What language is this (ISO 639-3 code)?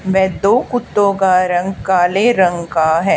hin